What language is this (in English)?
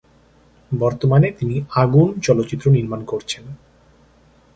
Bangla